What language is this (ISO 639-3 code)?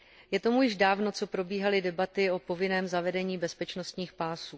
ces